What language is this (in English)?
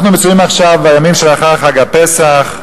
Hebrew